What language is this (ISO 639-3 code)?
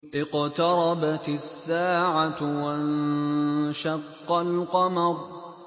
ara